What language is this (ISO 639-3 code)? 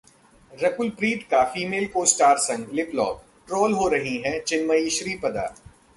hin